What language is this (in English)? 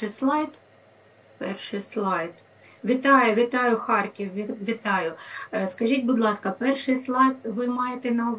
Ukrainian